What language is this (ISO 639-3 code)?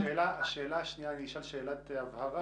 heb